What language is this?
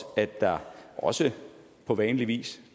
Danish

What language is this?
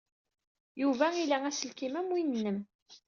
Kabyle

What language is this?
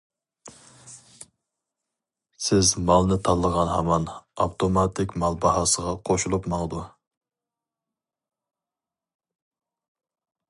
Uyghur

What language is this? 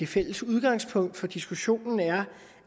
Danish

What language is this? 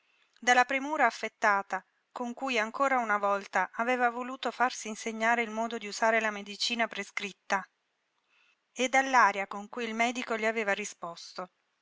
Italian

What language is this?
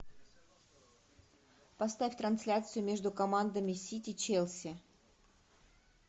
Russian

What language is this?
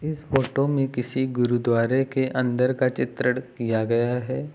Hindi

